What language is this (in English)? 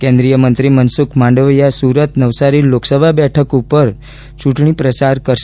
Gujarati